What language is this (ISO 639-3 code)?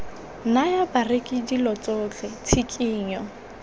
tsn